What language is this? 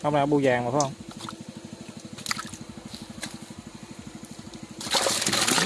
Vietnamese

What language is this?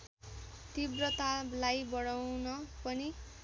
Nepali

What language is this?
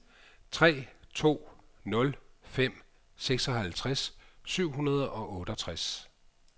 Danish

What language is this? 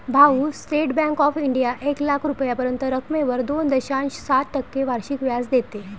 Marathi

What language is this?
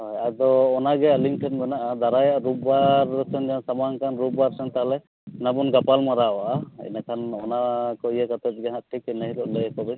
Santali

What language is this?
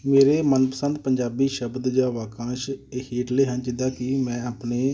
Punjabi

